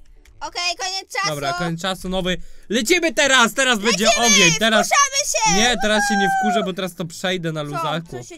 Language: Polish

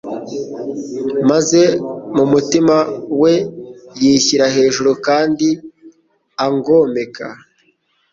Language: Kinyarwanda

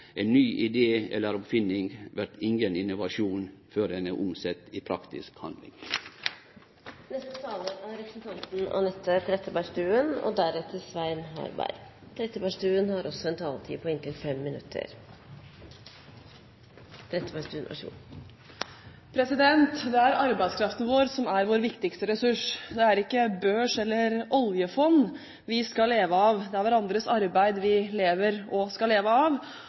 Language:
Norwegian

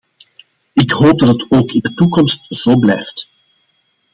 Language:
Dutch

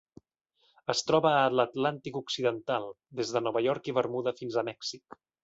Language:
Catalan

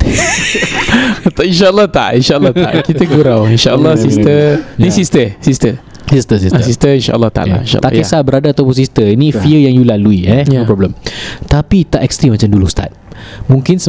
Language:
Malay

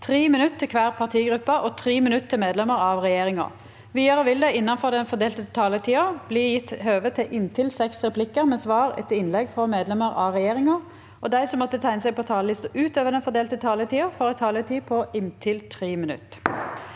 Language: Norwegian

